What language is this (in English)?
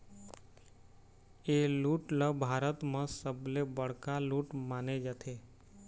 Chhattisgarhi